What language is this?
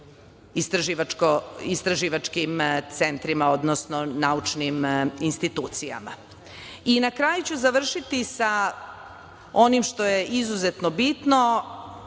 Serbian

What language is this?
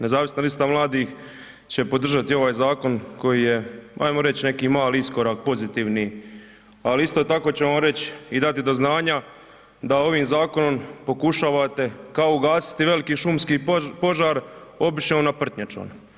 Croatian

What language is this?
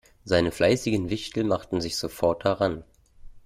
German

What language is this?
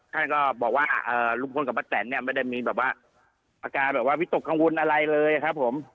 Thai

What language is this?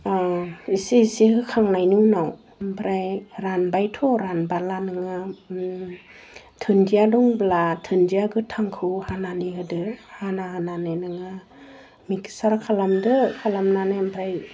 Bodo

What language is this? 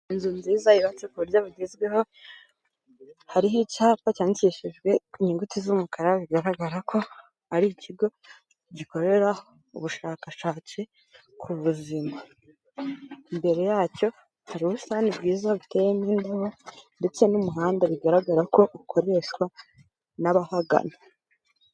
Kinyarwanda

